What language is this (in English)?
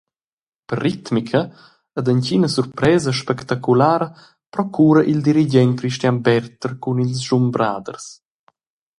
Romansh